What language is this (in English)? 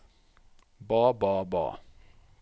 Norwegian